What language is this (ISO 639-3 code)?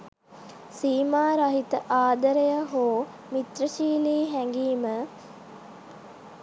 sin